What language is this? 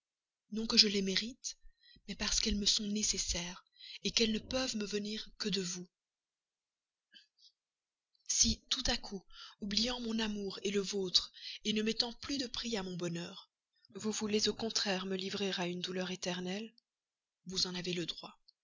French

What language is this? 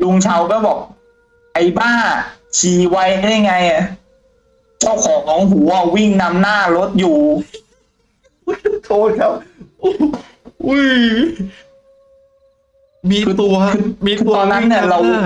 Thai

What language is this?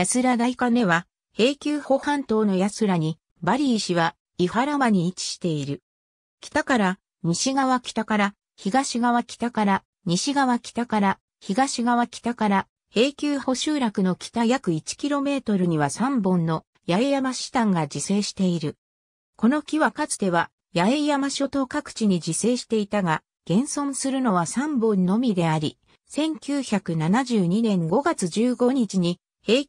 Japanese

